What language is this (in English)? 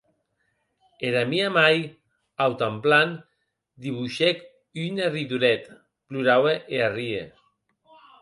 Occitan